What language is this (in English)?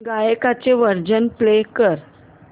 Marathi